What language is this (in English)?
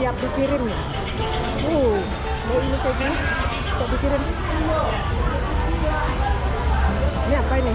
Indonesian